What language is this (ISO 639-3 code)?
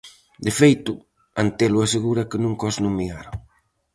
glg